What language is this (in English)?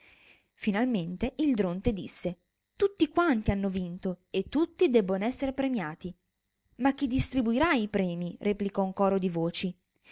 Italian